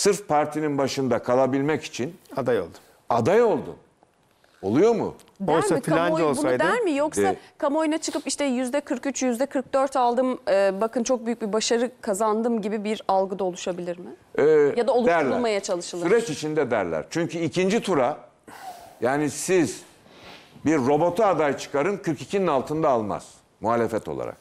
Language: Turkish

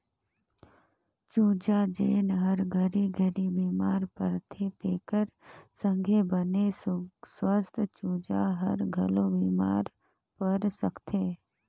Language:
Chhattisgarhi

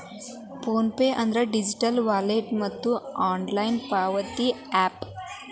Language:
Kannada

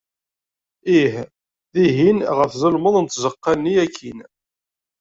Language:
Kabyle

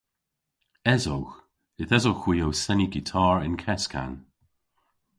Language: Cornish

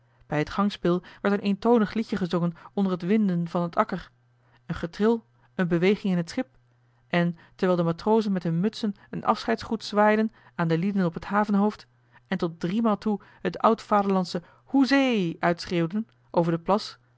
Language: Dutch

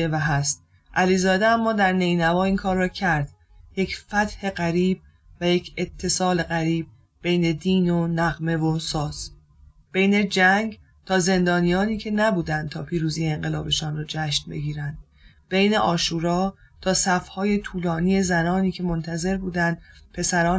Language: Persian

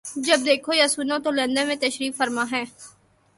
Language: Urdu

